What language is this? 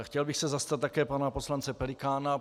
Czech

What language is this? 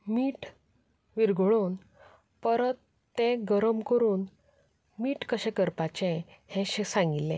Konkani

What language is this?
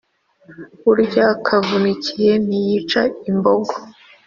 Kinyarwanda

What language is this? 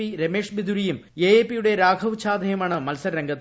Malayalam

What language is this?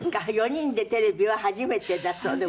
Japanese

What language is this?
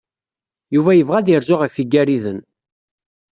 Kabyle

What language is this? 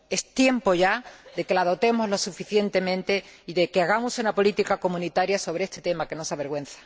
Spanish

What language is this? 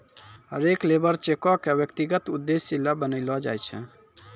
Maithili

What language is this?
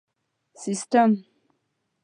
Pashto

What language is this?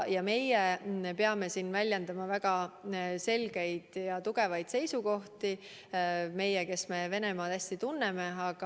Estonian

